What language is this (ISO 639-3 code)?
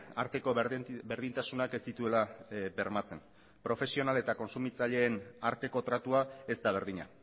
eus